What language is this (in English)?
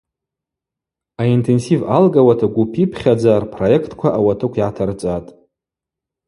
Abaza